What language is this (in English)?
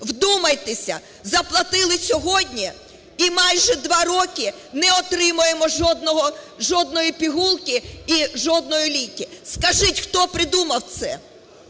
Ukrainian